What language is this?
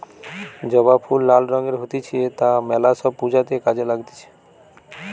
Bangla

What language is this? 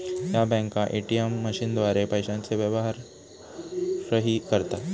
Marathi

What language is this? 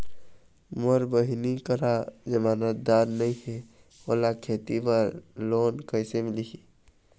Chhattisgarhi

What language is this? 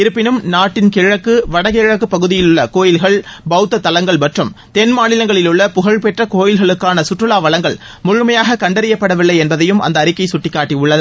Tamil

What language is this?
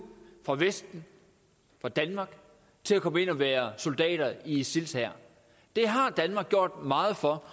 Danish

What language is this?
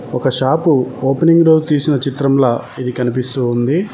Telugu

